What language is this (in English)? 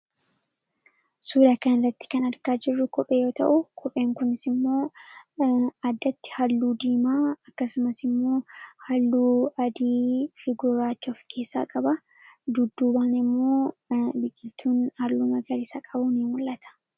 Oromo